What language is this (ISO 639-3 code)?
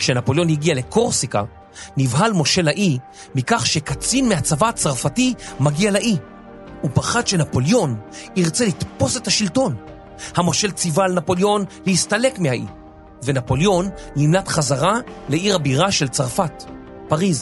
heb